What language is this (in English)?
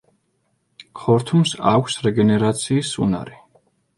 Georgian